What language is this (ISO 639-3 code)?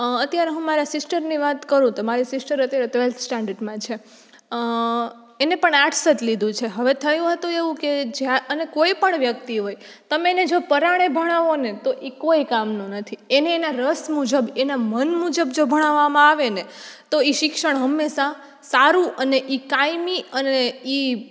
guj